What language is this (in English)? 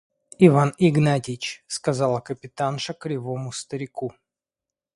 Russian